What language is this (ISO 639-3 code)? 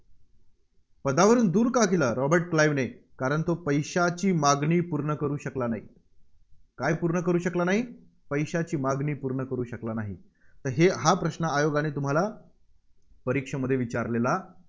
mar